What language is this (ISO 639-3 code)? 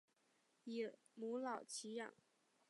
zho